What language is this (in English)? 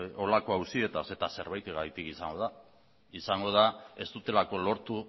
Basque